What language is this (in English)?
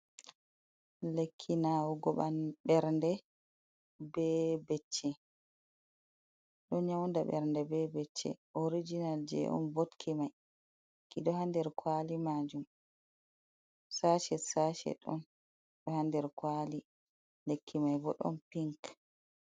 Fula